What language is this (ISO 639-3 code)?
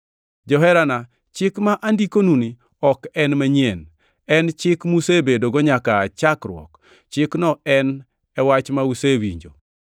luo